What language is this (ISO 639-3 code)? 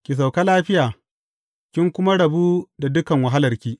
hau